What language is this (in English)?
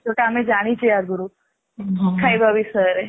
Odia